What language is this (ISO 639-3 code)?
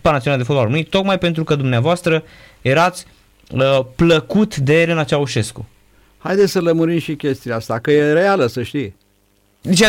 ron